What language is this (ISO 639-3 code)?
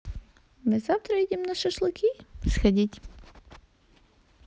rus